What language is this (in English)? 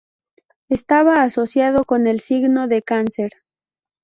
Spanish